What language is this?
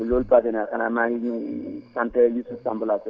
Wolof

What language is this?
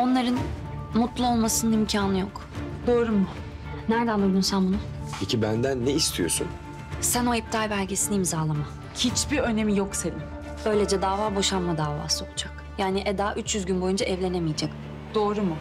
Turkish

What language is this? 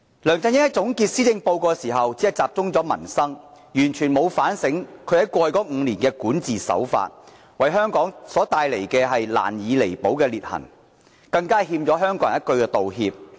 Cantonese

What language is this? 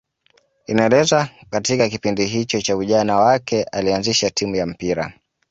Swahili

